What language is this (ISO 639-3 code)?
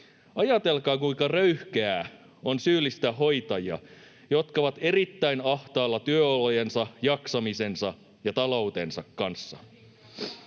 fin